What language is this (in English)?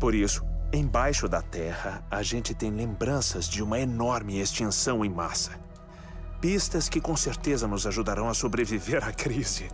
Portuguese